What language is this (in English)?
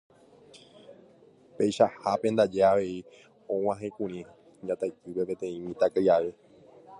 Guarani